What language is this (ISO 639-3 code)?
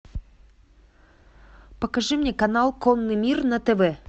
rus